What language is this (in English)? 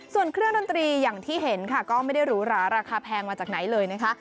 Thai